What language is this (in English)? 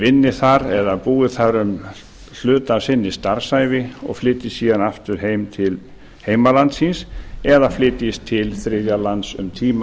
Icelandic